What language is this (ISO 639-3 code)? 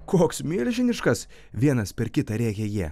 lit